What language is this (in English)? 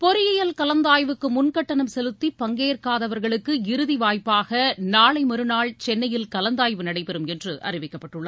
Tamil